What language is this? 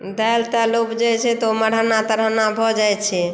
Maithili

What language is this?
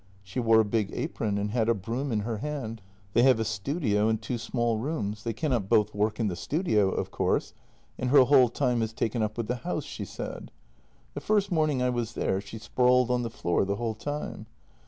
English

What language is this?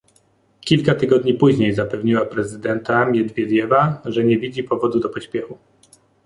Polish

